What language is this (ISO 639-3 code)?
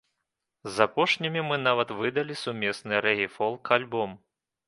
bel